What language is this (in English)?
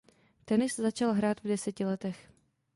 Czech